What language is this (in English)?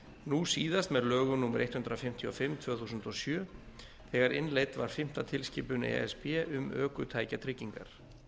Icelandic